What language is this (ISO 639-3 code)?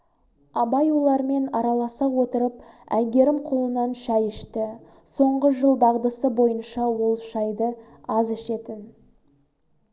kaz